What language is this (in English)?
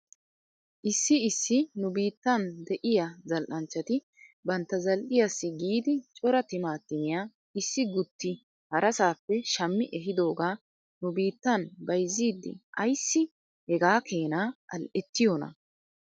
Wolaytta